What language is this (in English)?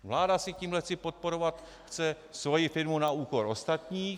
Czech